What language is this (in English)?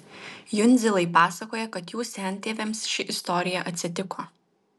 Lithuanian